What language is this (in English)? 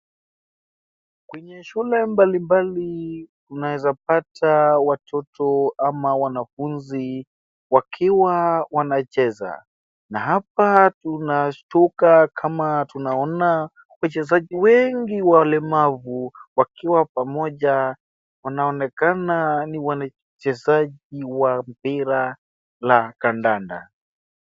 Swahili